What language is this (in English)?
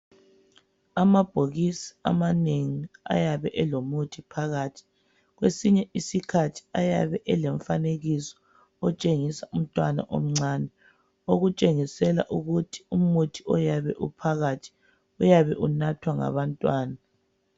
North Ndebele